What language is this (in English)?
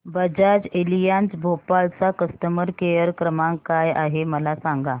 Marathi